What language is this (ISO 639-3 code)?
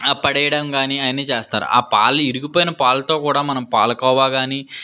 tel